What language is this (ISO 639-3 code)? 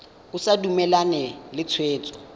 tsn